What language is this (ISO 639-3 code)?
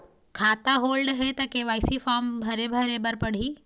hne